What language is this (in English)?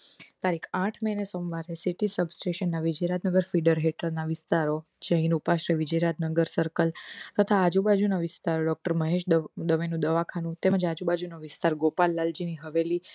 Gujarati